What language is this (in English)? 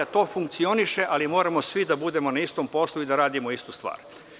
Serbian